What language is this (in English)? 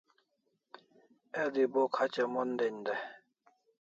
Kalasha